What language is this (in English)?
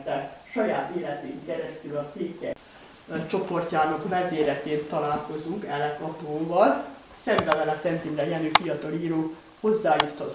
Hungarian